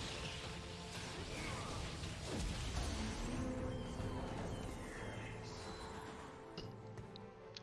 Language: Vietnamese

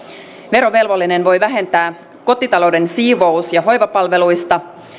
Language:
Finnish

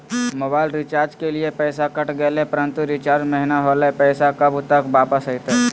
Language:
Magahi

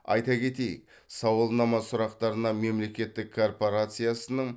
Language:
Kazakh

